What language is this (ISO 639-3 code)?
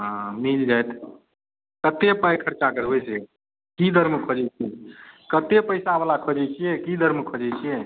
mai